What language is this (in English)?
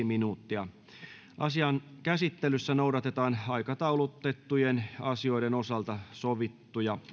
Finnish